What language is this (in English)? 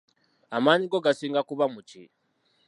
Ganda